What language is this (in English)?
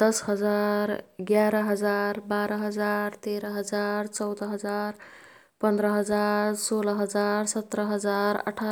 Kathoriya Tharu